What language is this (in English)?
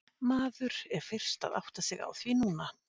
Icelandic